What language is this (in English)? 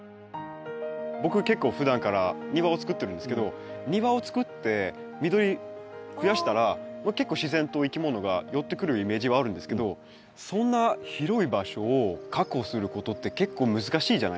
Japanese